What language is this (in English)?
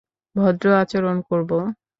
Bangla